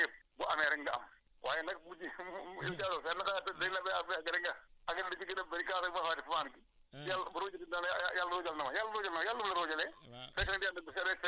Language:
Wolof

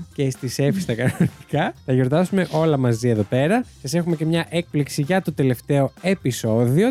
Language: Greek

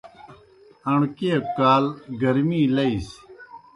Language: Kohistani Shina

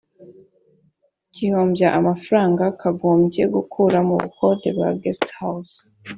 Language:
Kinyarwanda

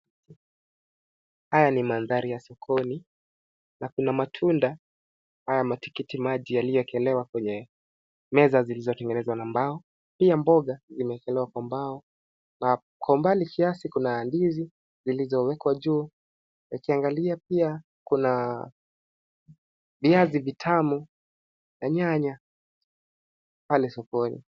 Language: Swahili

